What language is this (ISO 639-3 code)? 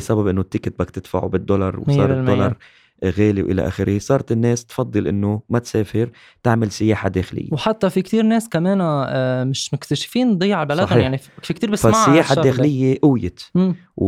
ara